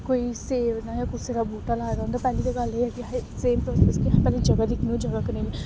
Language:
Dogri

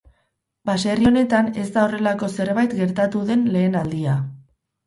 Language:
Basque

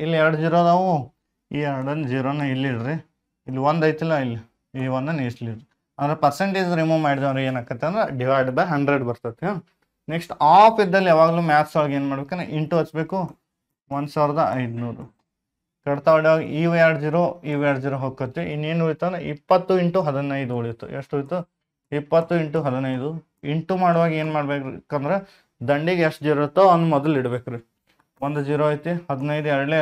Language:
Kannada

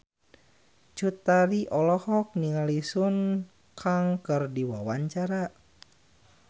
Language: Sundanese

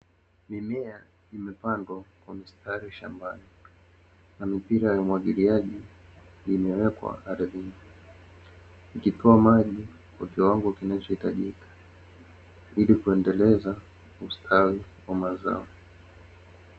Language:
Swahili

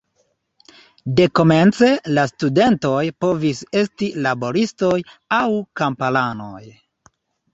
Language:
Esperanto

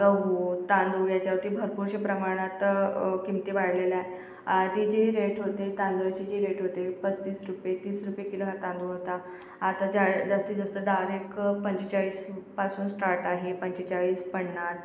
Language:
Marathi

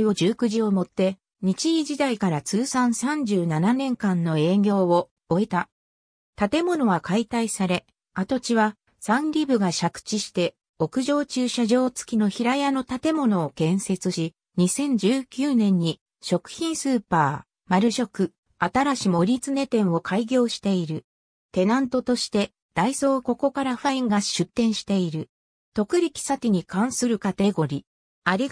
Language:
Japanese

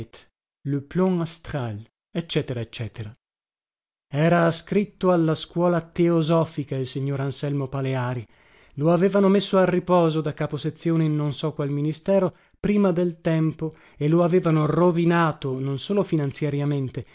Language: Italian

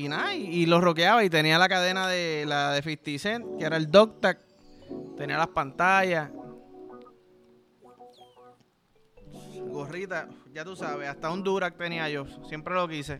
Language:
Spanish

